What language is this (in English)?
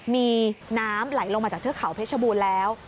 Thai